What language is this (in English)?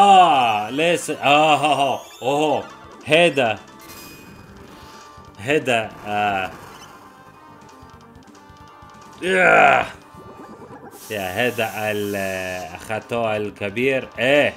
Arabic